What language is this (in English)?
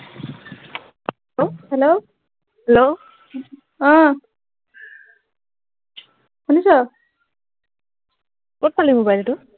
Assamese